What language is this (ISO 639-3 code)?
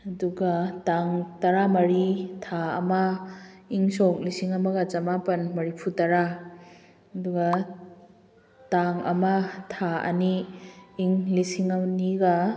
mni